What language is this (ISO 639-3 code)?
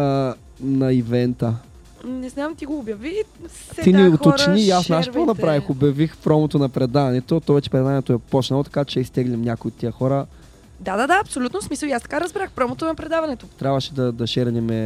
bul